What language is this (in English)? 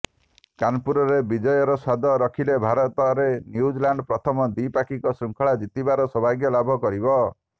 Odia